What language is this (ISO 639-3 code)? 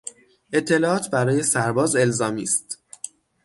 fas